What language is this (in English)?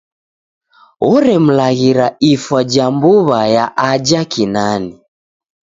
Taita